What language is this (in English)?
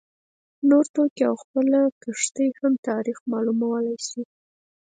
Pashto